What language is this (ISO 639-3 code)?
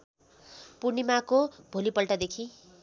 nep